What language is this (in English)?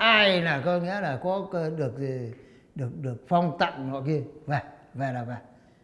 Vietnamese